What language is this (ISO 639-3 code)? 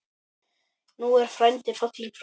isl